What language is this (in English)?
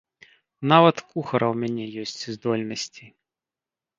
Belarusian